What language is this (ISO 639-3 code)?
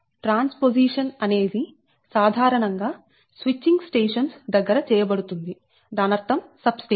tel